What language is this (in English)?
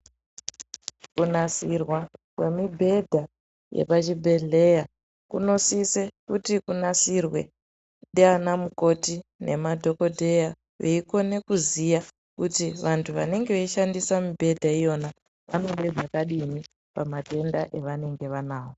Ndau